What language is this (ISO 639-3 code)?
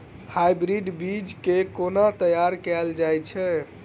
mai